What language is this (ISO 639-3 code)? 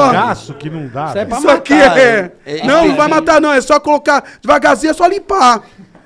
por